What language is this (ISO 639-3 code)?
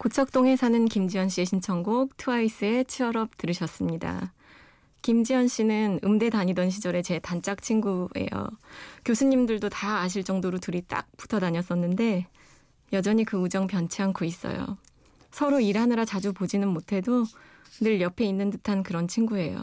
kor